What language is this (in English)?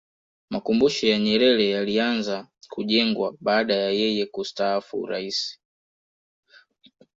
Swahili